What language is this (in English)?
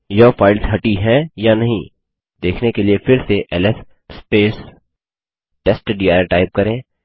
Hindi